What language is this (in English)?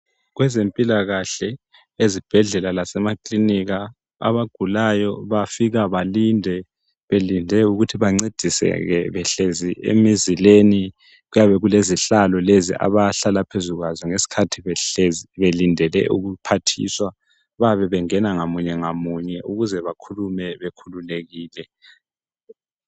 North Ndebele